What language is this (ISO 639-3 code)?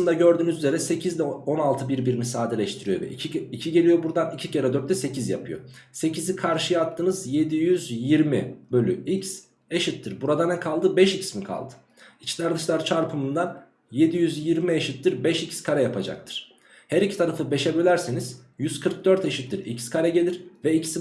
tur